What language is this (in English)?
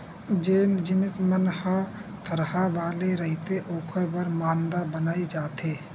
Chhattisgarhi